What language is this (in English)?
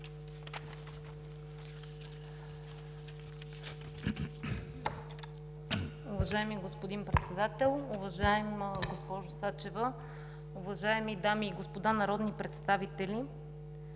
Bulgarian